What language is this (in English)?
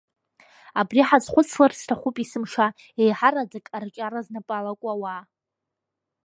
Abkhazian